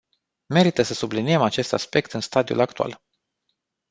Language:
Romanian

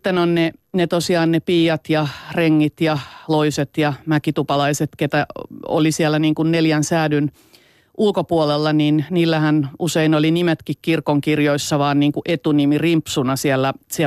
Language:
Finnish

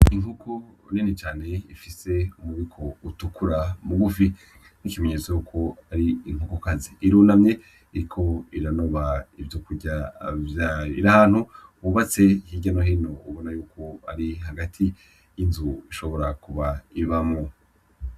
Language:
Rundi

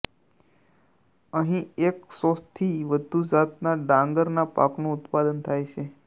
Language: Gujarati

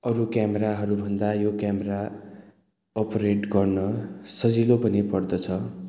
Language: Nepali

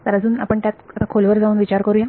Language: Marathi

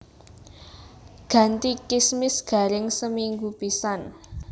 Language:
Javanese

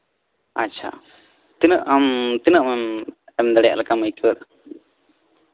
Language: Santali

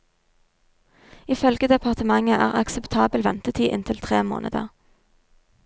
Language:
Norwegian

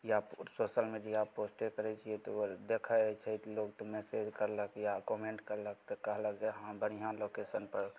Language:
Maithili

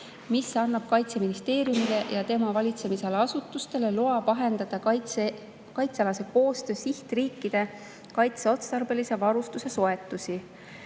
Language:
Estonian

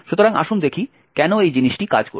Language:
Bangla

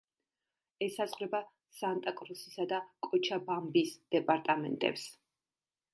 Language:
Georgian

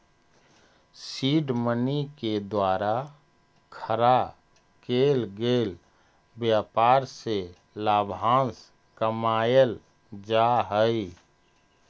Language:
Magahi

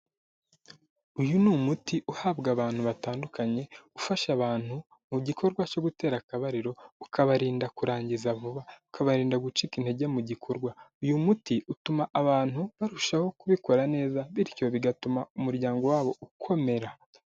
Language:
Kinyarwanda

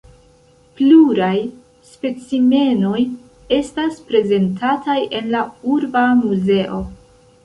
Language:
Esperanto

